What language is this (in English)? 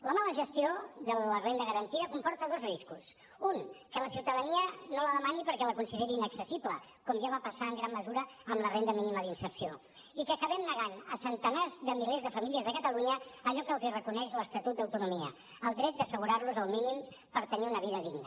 Catalan